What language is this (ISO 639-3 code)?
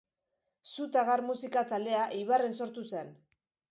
eus